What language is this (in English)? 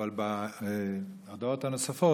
Hebrew